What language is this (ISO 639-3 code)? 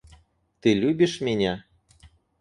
rus